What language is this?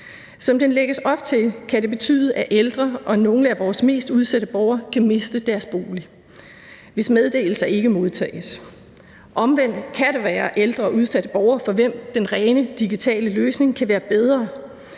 Danish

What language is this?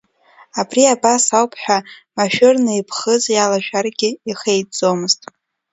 Abkhazian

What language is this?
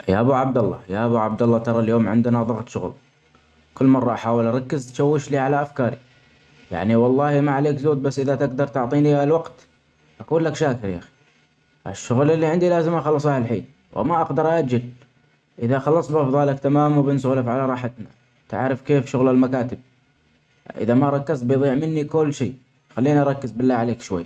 Omani Arabic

